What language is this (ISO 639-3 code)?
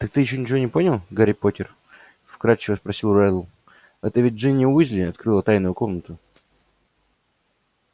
rus